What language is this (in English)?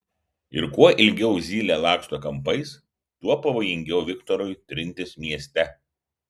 Lithuanian